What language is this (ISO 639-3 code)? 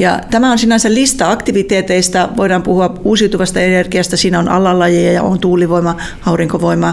fin